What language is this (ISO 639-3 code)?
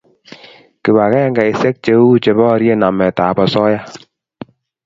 kln